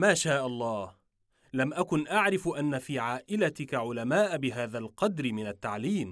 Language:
Arabic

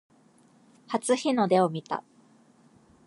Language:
Japanese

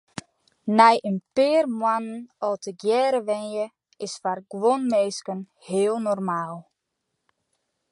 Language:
Western Frisian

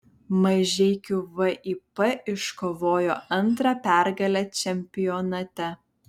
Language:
Lithuanian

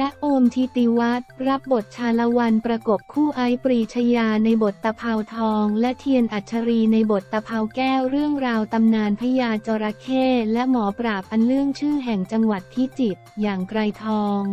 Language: Thai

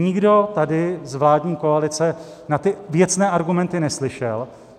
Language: Czech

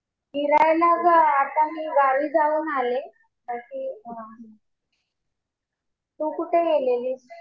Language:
Marathi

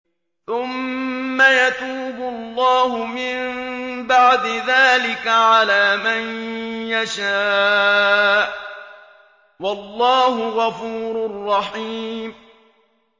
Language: Arabic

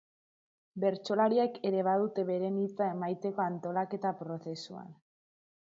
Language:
Basque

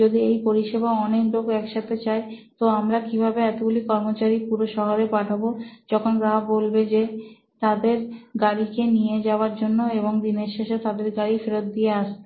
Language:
Bangla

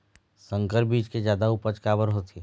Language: Chhattisgarhi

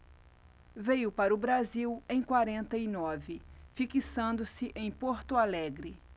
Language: Portuguese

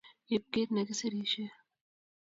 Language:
Kalenjin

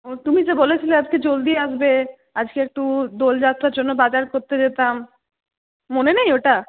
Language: Bangla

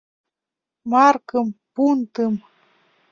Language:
Mari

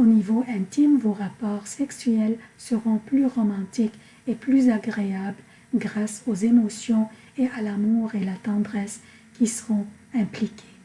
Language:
French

